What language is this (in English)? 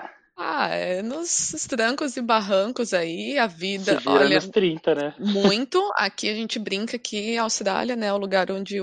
Portuguese